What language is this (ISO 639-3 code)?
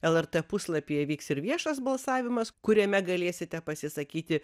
lit